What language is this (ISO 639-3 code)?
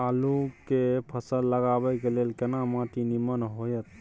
mai